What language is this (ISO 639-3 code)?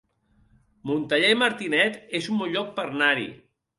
cat